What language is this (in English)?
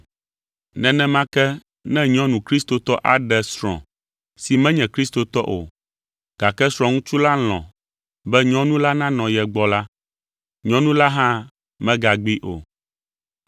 Ewe